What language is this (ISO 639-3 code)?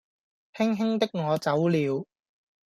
yue